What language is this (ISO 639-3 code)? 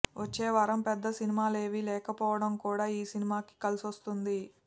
tel